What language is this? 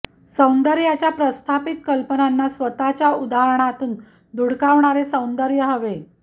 Marathi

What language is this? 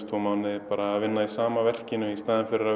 Icelandic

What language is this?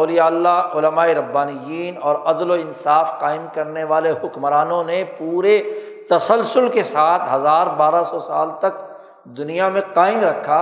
Urdu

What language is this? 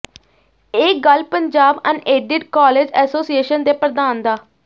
Punjabi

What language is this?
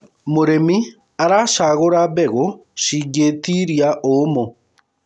Kikuyu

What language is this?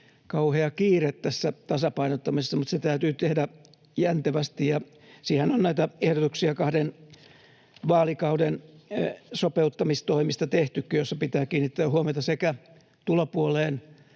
Finnish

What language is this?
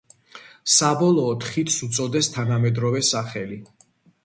Georgian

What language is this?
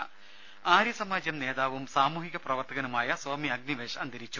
Malayalam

